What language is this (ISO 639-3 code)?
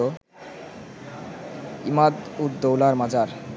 ben